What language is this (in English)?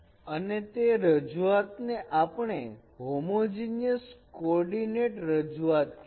Gujarati